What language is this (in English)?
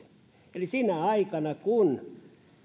Finnish